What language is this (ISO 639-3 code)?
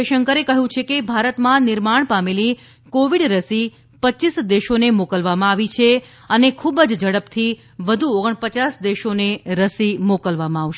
guj